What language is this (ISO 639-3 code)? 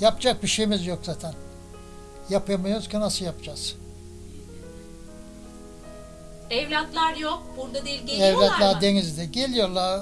tur